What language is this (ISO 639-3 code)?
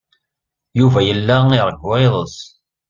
kab